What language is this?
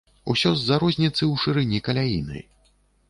Belarusian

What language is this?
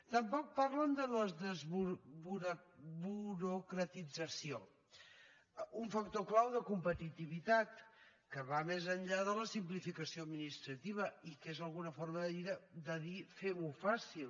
Catalan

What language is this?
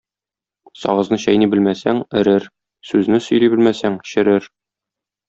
Tatar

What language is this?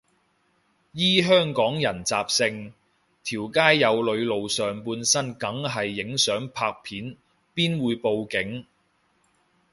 Cantonese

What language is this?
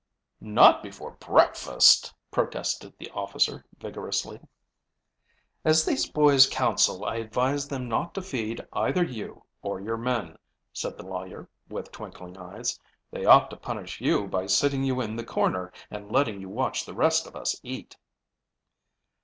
English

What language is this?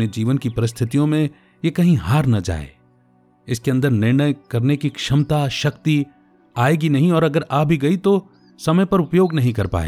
Hindi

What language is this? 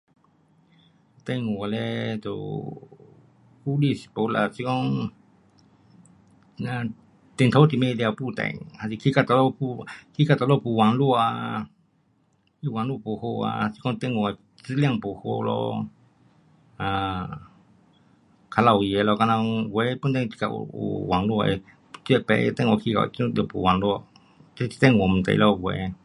Pu-Xian Chinese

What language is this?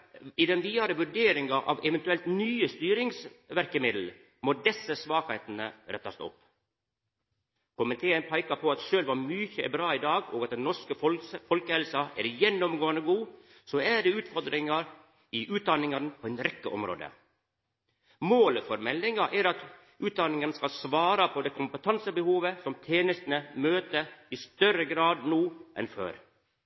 Norwegian Nynorsk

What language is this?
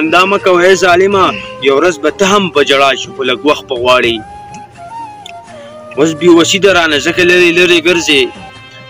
Arabic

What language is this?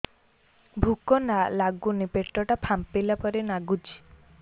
Odia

